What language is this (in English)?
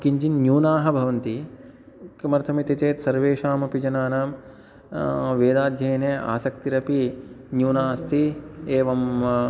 Sanskrit